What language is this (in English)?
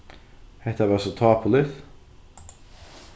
Faroese